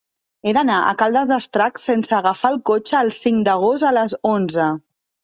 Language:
Catalan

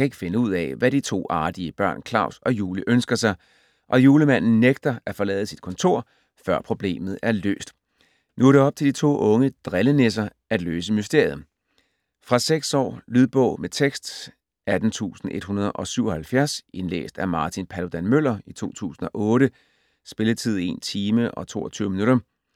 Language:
Danish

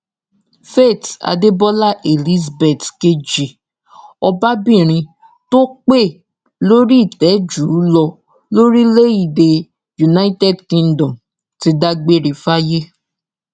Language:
Yoruba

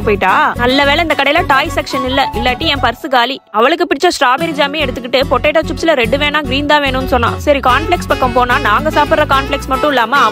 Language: Romanian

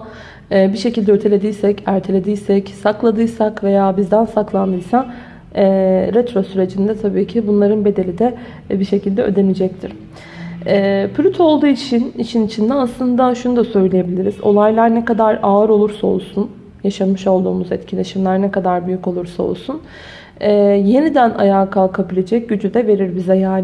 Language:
Turkish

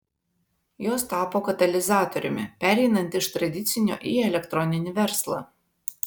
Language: Lithuanian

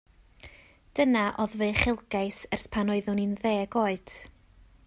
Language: Welsh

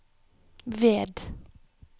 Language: Norwegian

